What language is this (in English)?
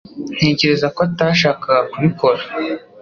Kinyarwanda